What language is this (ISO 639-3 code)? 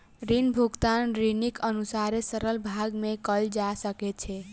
mai